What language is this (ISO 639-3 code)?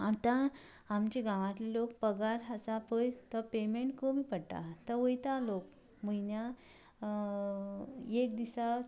kok